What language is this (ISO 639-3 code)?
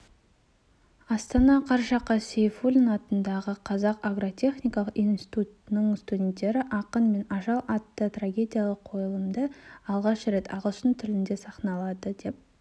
kaz